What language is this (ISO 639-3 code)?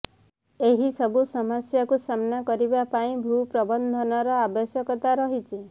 ori